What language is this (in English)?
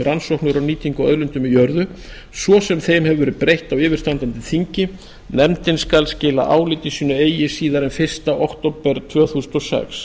Icelandic